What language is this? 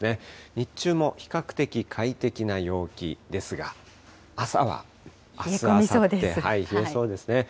Japanese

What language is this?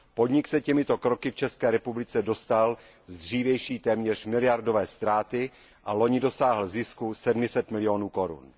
Czech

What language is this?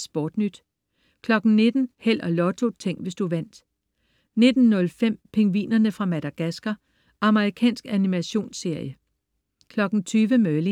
Danish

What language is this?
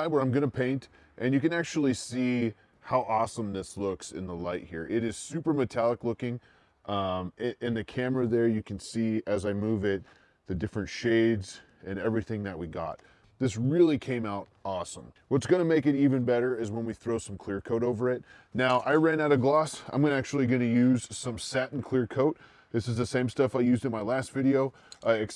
English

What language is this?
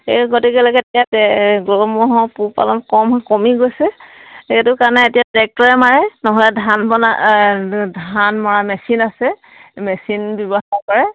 Assamese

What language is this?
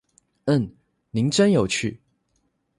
Chinese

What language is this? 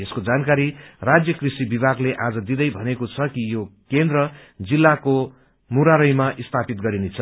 Nepali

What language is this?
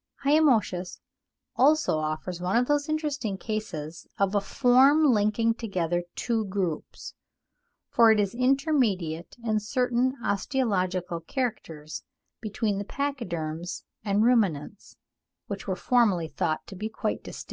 English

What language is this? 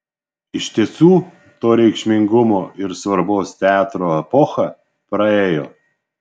Lithuanian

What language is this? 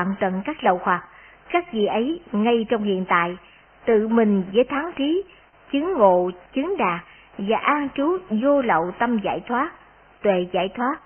Vietnamese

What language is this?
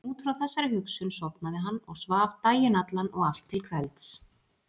Icelandic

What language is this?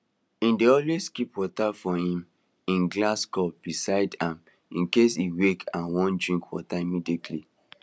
Nigerian Pidgin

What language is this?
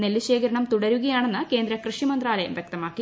Malayalam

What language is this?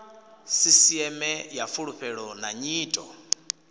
Venda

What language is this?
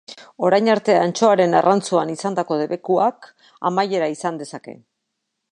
Basque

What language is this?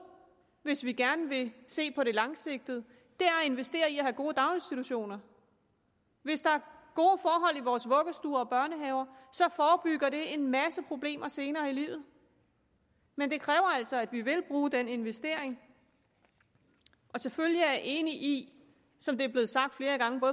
Danish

